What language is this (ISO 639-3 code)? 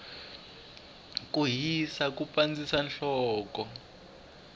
tso